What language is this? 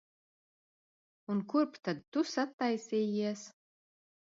Latvian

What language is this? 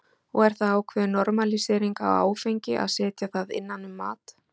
Icelandic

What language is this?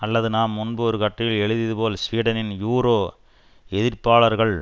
Tamil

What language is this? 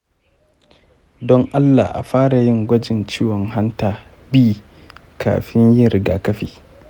Hausa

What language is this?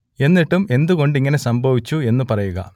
Malayalam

